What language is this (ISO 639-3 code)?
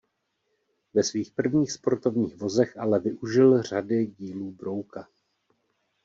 ces